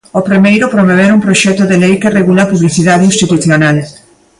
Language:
Galician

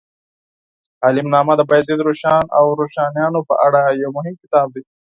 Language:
Pashto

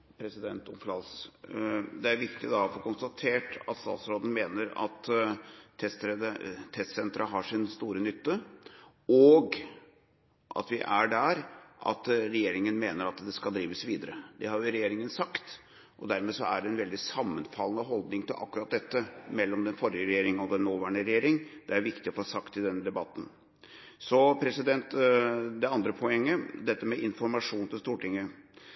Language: Norwegian Bokmål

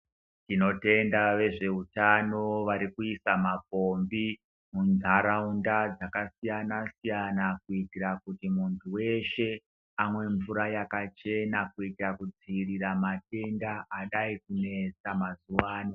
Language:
Ndau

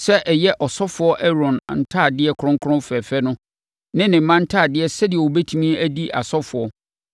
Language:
Akan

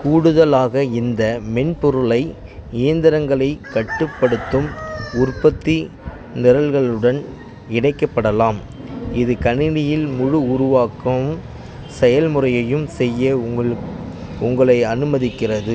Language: Tamil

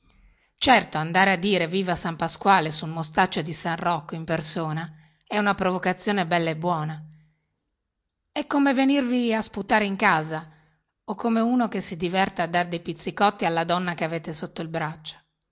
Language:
Italian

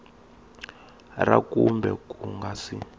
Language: Tsonga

